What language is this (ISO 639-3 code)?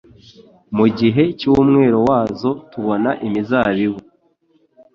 kin